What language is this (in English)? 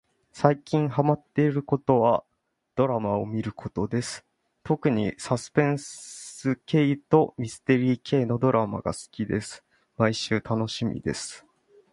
Japanese